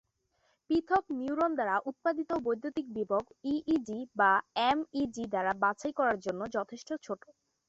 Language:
Bangla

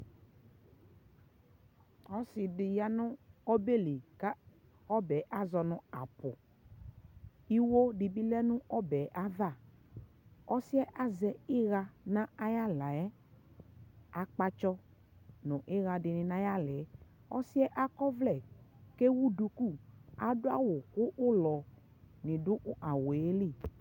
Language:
Ikposo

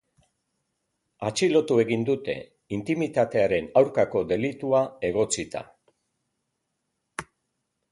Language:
Basque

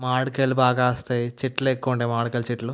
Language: Telugu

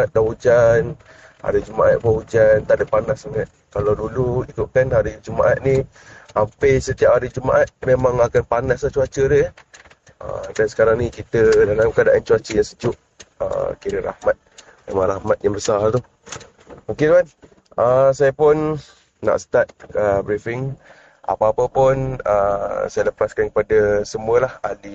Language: Malay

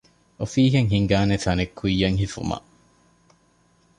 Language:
Divehi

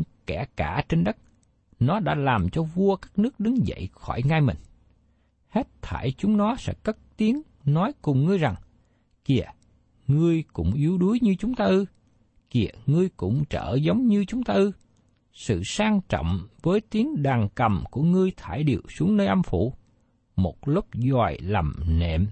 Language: Vietnamese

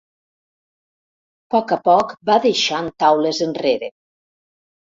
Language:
Catalan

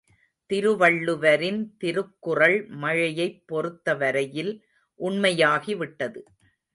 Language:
Tamil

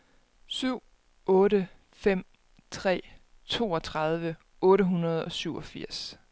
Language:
Danish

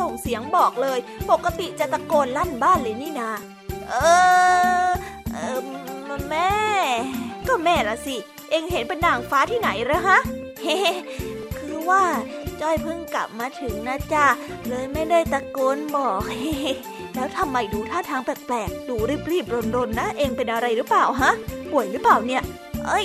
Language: Thai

